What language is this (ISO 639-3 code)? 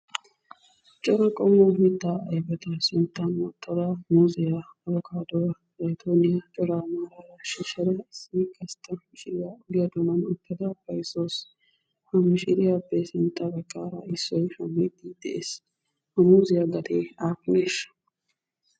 wal